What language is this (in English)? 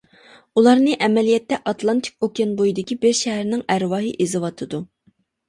Uyghur